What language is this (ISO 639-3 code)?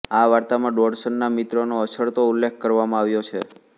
guj